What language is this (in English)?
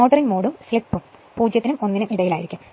Malayalam